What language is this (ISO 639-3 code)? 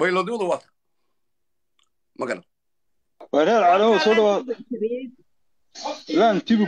ara